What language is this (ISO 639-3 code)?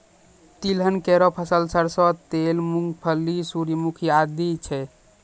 mai